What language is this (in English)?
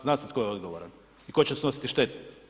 Croatian